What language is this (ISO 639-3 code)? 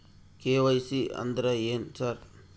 kan